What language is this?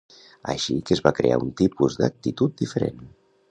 Catalan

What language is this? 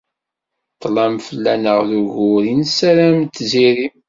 Kabyle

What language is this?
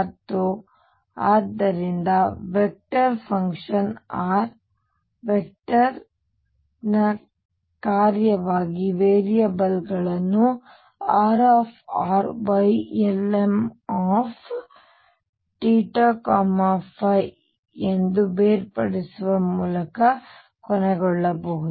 Kannada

